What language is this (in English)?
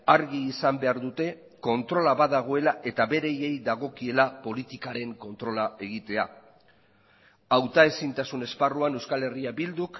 Basque